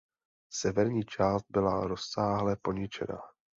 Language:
Czech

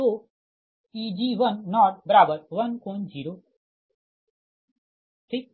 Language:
Hindi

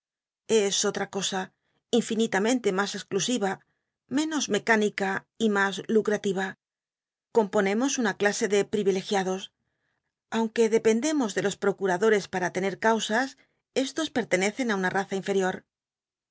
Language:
Spanish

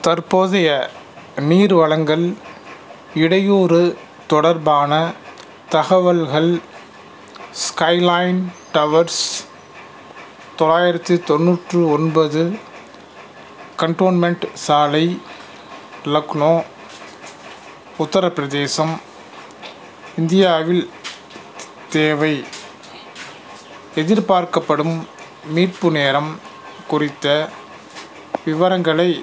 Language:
Tamil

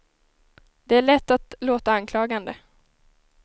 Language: Swedish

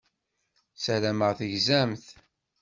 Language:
Kabyle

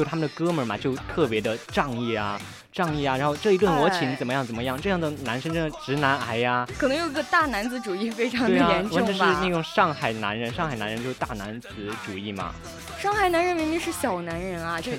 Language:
Chinese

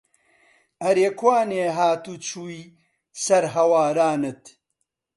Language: Central Kurdish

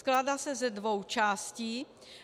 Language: Czech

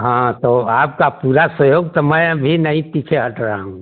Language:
Hindi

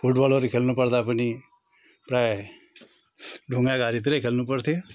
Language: Nepali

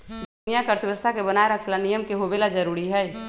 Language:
Magahi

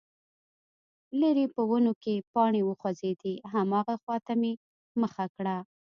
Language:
Pashto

